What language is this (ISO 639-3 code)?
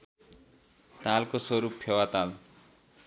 nep